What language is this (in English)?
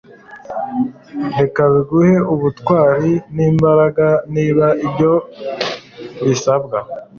Kinyarwanda